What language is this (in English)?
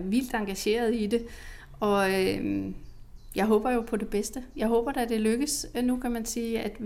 Danish